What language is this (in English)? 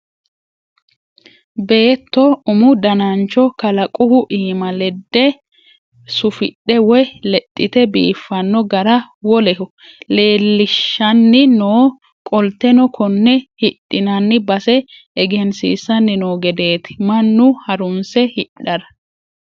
Sidamo